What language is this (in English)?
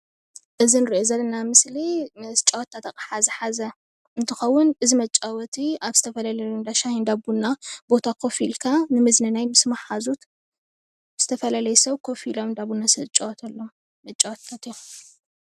Tigrinya